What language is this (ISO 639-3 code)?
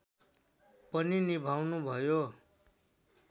nep